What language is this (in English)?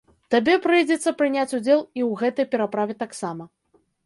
Belarusian